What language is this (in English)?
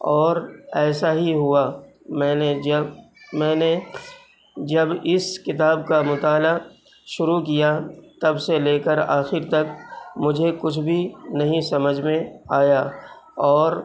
Urdu